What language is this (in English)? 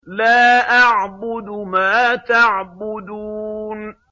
Arabic